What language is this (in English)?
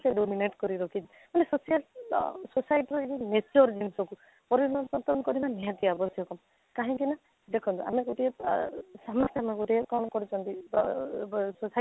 Odia